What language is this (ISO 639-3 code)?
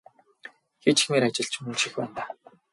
mon